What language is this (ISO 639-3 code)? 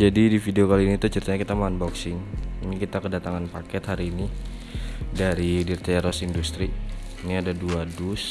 ind